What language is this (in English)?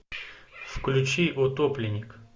Russian